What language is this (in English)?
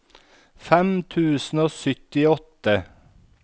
Norwegian